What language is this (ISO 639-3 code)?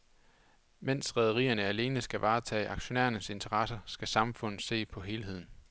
dan